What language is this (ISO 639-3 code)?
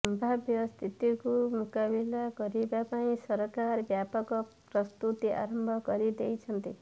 ori